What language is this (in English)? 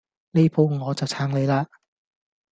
Cantonese